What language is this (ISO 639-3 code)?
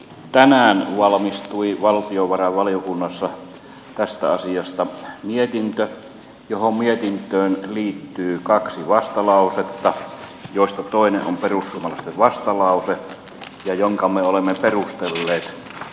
fin